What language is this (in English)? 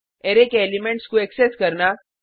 Hindi